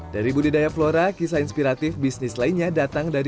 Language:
Indonesian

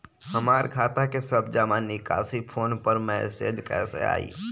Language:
Bhojpuri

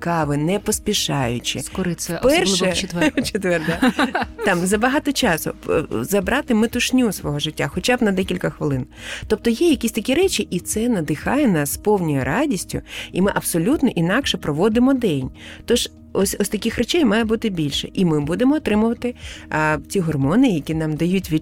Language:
Ukrainian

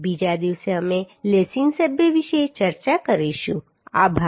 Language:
Gujarati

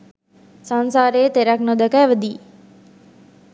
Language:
Sinhala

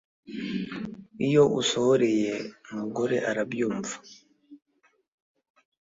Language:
Kinyarwanda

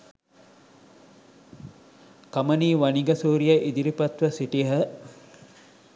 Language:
Sinhala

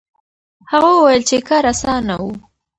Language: Pashto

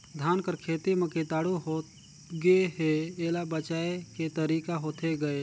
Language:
Chhattisgarhi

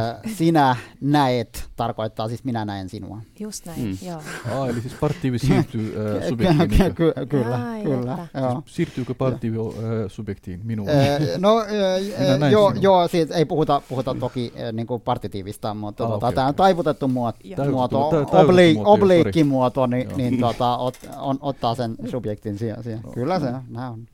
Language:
Finnish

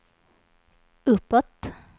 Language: Swedish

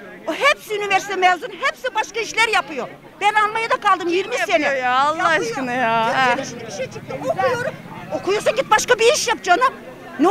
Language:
Turkish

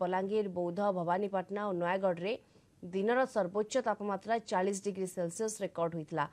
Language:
Romanian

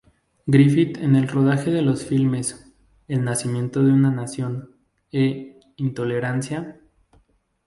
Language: Spanish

